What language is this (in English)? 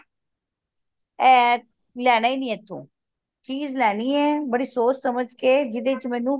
Punjabi